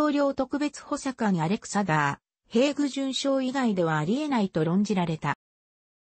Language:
Japanese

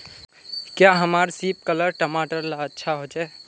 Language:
Magahi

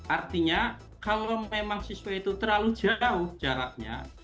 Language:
Indonesian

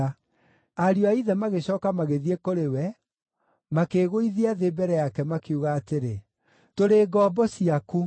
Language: Kikuyu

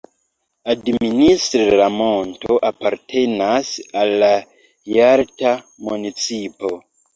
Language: Esperanto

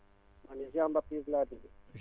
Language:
Wolof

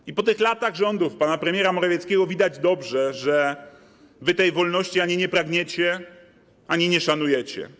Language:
Polish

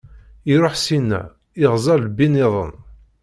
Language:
Kabyle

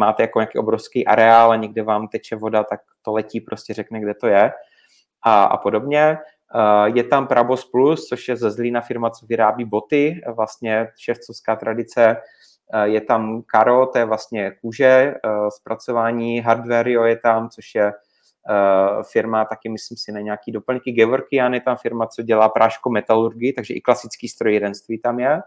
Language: Czech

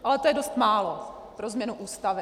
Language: Czech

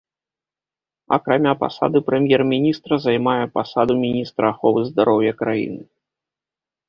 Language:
Belarusian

